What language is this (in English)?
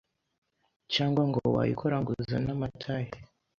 Kinyarwanda